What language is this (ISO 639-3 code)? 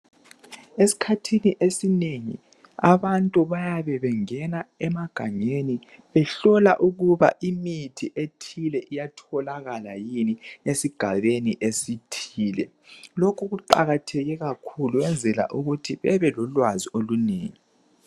nde